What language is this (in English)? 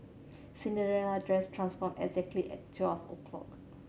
English